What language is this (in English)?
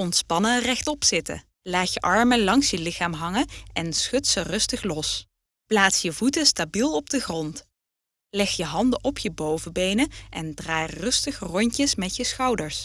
Dutch